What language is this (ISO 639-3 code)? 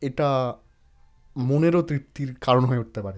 ben